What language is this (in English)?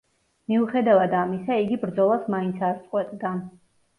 Georgian